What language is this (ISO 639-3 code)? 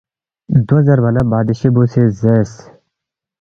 bft